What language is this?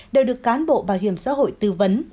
Vietnamese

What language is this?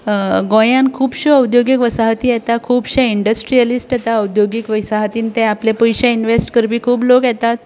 Konkani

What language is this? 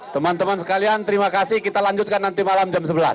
Indonesian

